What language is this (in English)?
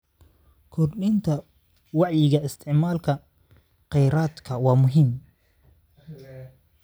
Somali